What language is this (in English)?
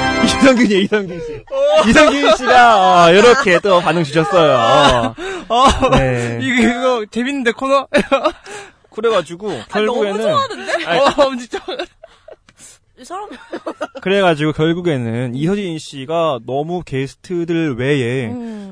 Korean